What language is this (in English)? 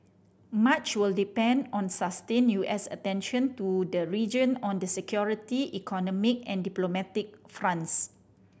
English